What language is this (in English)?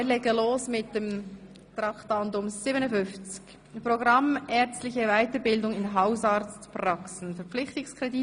Swiss German